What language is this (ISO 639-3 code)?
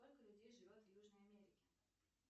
rus